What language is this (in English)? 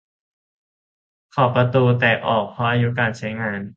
Thai